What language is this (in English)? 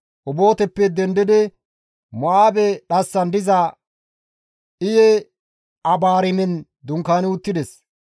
Gamo